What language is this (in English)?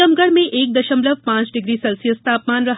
Hindi